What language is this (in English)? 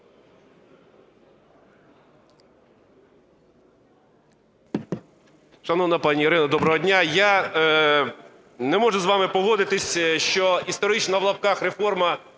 Ukrainian